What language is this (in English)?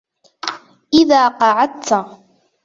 Arabic